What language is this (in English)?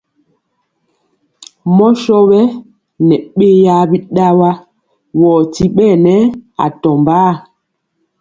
Mpiemo